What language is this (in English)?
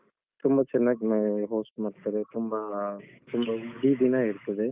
Kannada